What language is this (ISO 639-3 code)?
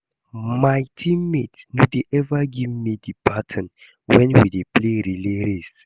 pcm